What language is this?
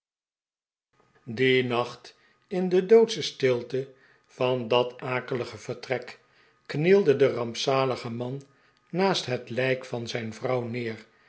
Dutch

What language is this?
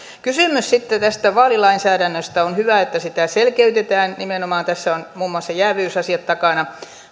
Finnish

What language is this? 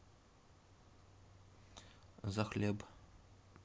Russian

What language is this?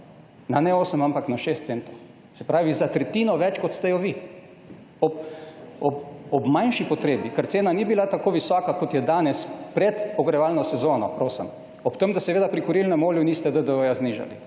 Slovenian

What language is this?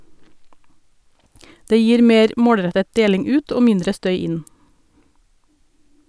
Norwegian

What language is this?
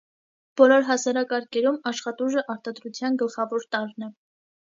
Armenian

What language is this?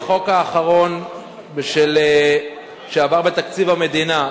Hebrew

